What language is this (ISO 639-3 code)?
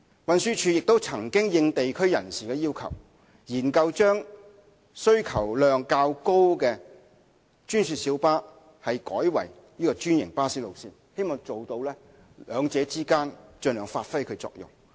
yue